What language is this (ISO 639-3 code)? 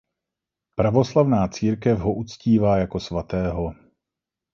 ces